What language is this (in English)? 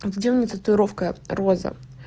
Russian